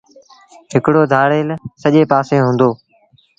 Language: Sindhi Bhil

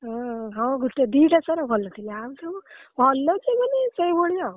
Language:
Odia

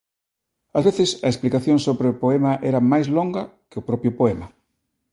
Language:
Galician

